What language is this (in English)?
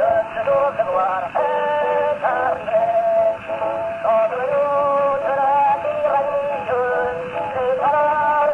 Arabic